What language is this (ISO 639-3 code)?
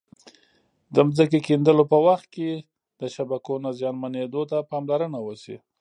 pus